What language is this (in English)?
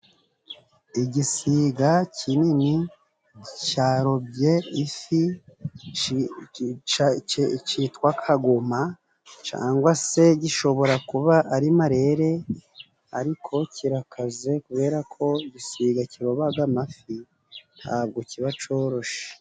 Kinyarwanda